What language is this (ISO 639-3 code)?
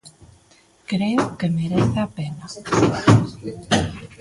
glg